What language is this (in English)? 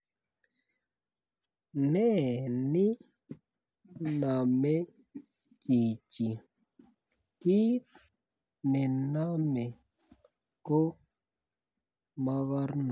Kalenjin